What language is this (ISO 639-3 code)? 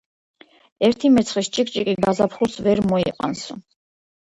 kat